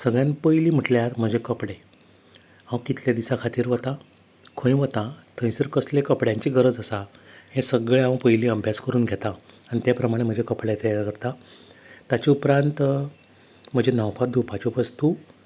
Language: Konkani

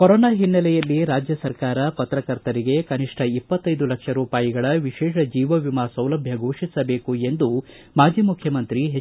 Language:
Kannada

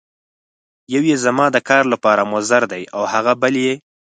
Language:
Pashto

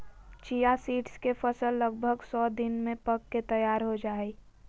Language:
Magahi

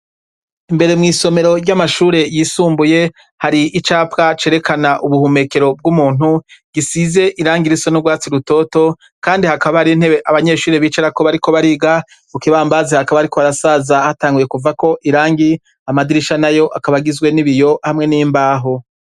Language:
Rundi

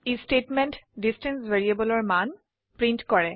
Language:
Assamese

